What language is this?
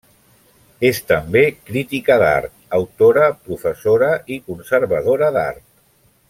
Catalan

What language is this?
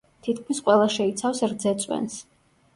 Georgian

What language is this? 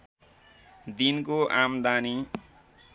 Nepali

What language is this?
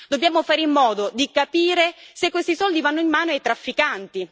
Italian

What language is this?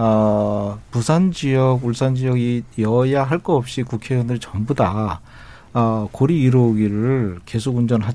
Korean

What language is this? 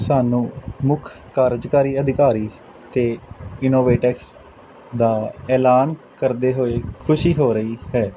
Punjabi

